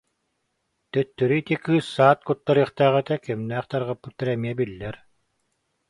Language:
Yakut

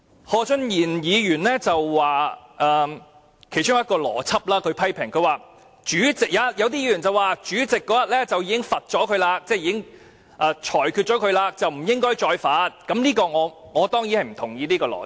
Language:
Cantonese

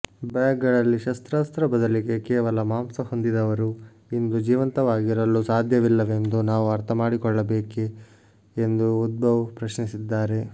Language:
Kannada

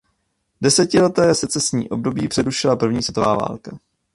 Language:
Czech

